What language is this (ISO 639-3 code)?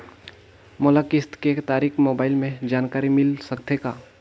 hne